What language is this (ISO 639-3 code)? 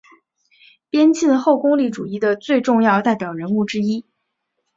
zho